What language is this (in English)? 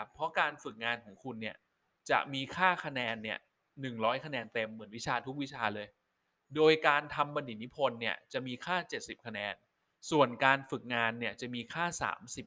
Thai